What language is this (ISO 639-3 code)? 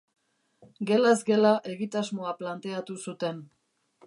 eus